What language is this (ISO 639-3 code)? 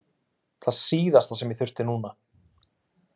isl